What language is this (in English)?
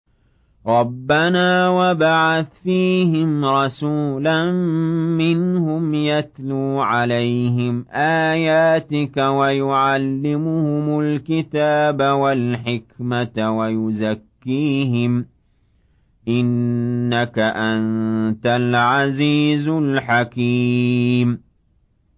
Arabic